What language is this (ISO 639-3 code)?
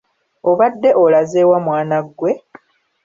lug